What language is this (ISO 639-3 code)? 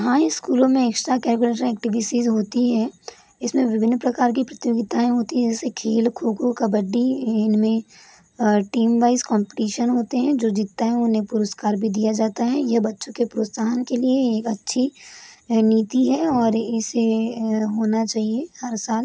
hin